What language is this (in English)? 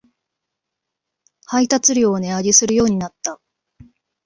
Japanese